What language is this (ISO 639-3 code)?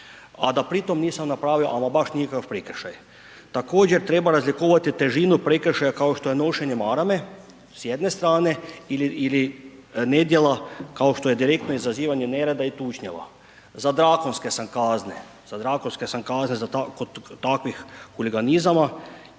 hrv